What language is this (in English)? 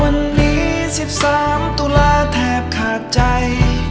Thai